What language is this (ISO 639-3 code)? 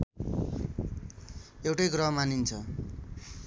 nep